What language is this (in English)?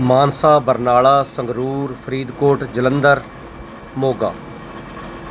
Punjabi